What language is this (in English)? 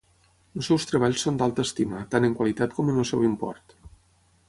Catalan